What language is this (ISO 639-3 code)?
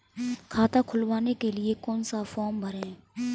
hin